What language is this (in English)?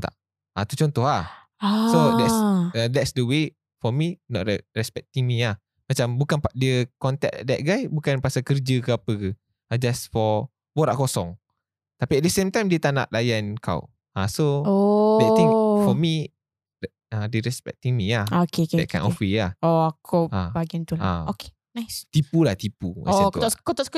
Malay